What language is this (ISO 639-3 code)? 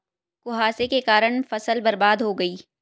hin